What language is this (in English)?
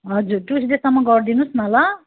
Nepali